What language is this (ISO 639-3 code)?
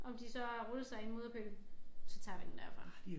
dan